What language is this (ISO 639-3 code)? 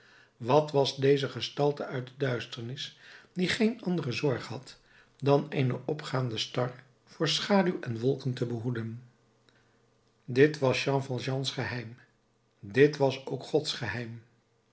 nld